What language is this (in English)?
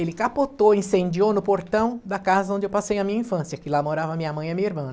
Portuguese